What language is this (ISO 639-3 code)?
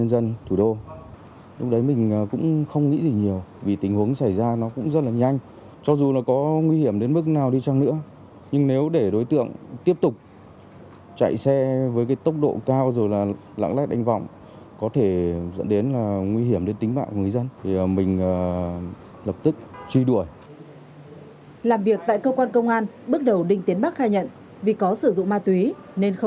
vie